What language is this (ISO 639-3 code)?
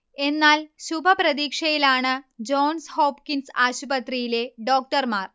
mal